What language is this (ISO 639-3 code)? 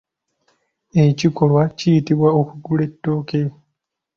lug